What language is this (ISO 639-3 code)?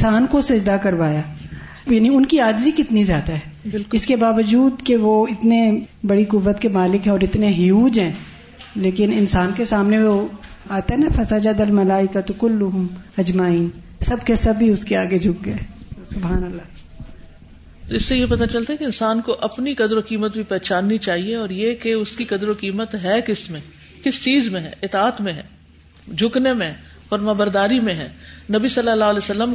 urd